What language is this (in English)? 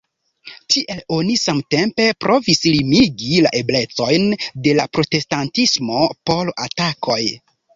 Esperanto